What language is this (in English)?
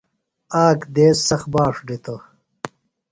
Phalura